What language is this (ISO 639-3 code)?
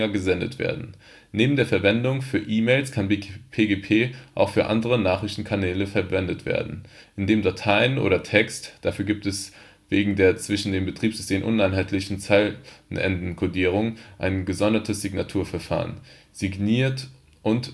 deu